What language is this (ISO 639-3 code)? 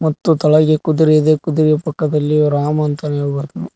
kan